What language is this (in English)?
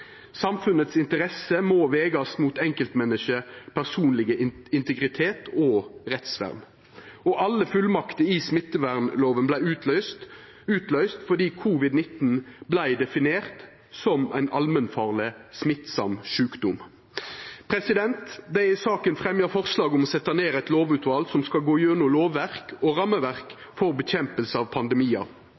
Norwegian Nynorsk